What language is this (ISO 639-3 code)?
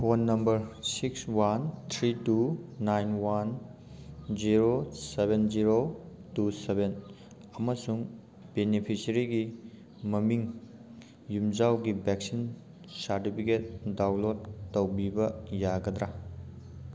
mni